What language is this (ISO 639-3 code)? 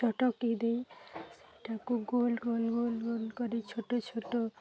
ori